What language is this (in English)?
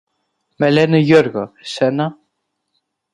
Greek